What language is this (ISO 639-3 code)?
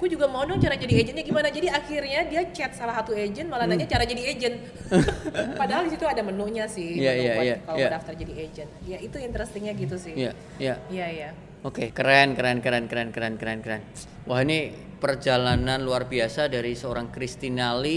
ind